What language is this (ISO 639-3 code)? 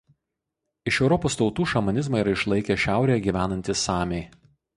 lit